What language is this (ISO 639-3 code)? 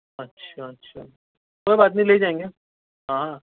urd